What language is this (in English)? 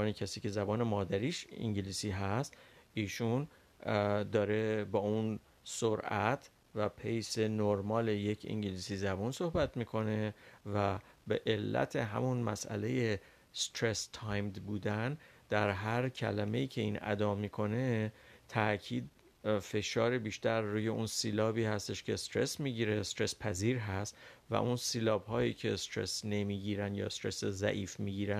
Persian